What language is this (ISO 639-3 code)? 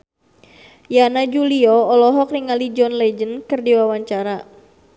sun